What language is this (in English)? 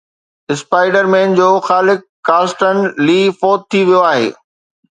Sindhi